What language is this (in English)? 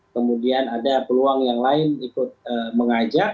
Indonesian